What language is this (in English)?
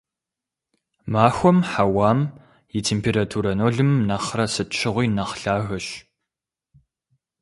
Kabardian